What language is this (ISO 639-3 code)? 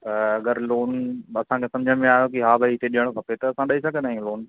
snd